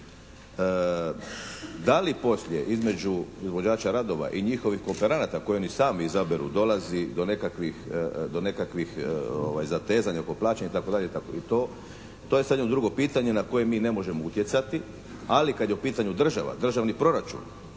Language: Croatian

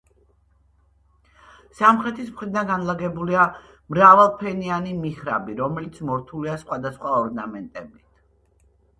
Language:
Georgian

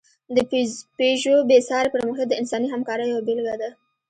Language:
Pashto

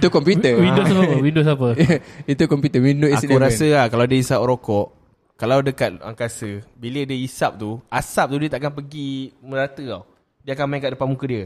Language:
Malay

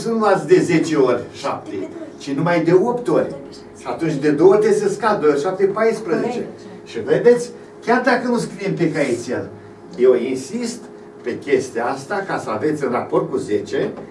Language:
Romanian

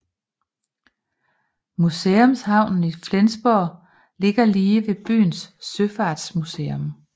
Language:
Danish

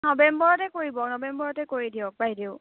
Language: Assamese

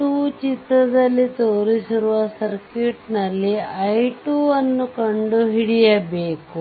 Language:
Kannada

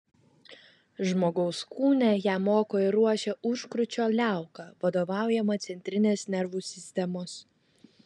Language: Lithuanian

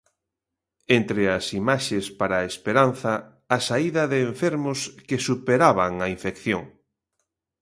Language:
Galician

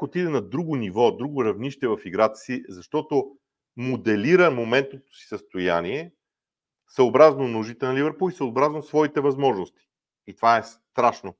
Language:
Bulgarian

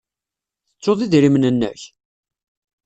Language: Kabyle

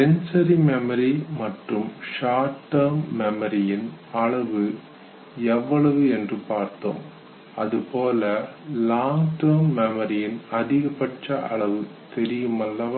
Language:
Tamil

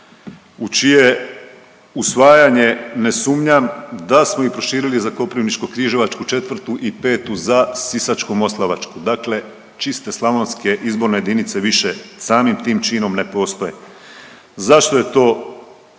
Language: Croatian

